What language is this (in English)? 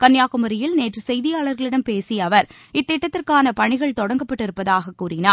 Tamil